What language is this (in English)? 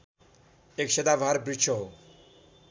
Nepali